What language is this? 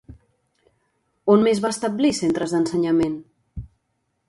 Catalan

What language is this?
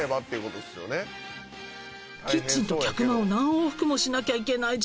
Japanese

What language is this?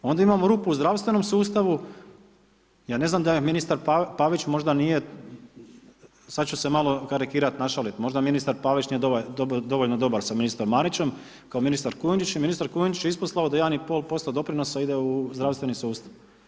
Croatian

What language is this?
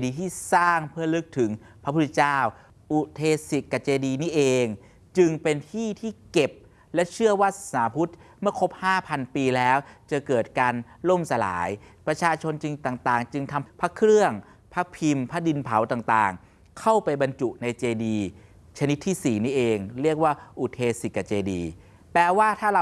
Thai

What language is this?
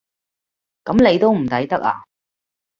Cantonese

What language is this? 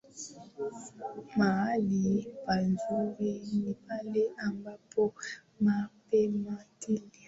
Swahili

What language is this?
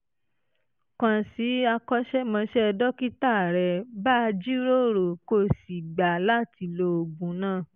Yoruba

